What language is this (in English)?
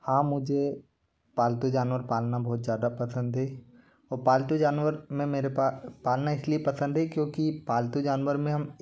Hindi